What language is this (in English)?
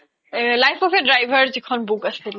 Assamese